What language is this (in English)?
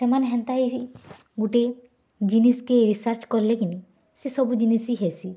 Odia